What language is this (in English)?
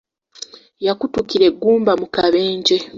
Ganda